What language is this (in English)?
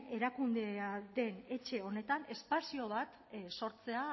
Basque